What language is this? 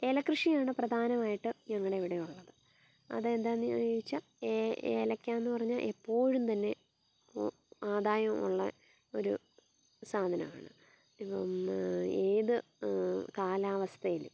Malayalam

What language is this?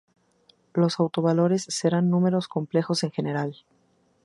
Spanish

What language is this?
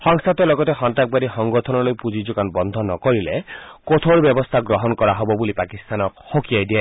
Assamese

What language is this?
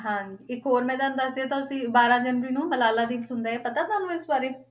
Punjabi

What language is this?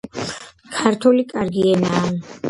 Georgian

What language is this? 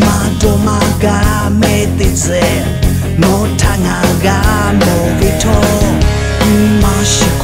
Thai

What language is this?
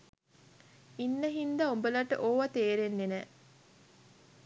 Sinhala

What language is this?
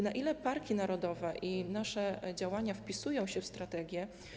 Polish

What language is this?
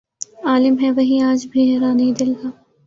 Urdu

